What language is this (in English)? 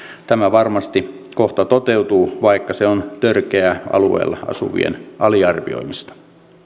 Finnish